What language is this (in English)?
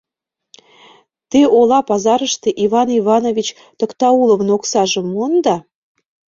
Mari